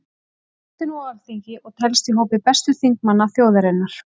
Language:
Icelandic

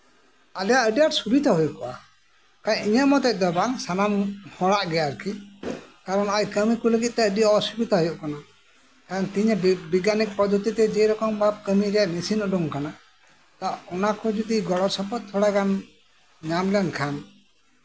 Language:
Santali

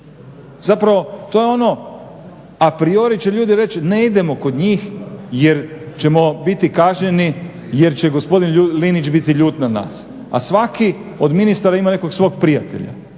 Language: Croatian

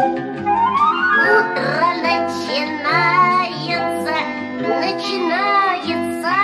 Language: Russian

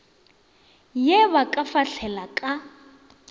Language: Northern Sotho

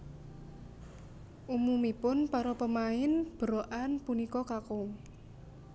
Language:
Javanese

